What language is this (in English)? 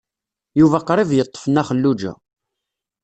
Kabyle